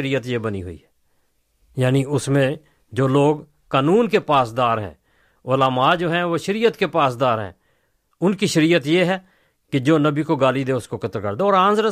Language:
Urdu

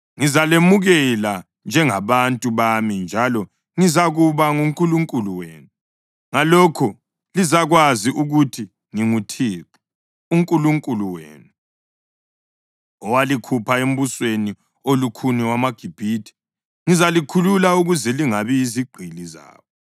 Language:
North Ndebele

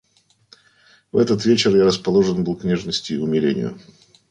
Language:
Russian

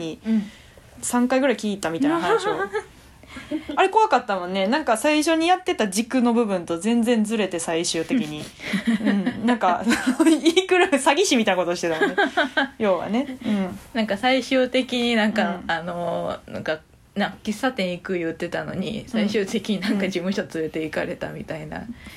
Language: Japanese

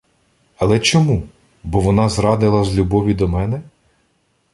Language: Ukrainian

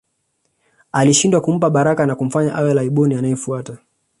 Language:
Swahili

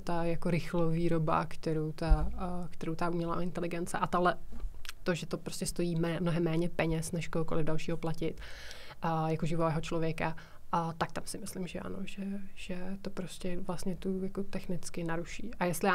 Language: Czech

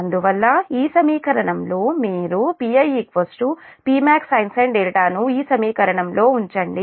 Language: Telugu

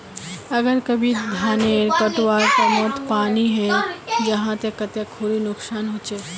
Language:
Magahi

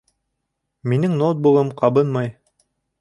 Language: Bashkir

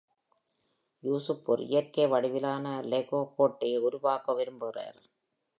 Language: Tamil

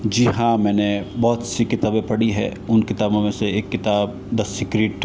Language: Hindi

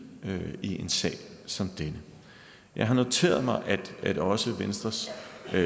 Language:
Danish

